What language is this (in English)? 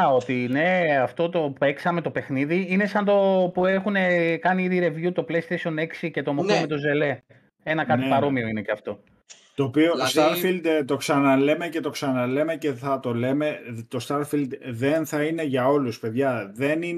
Greek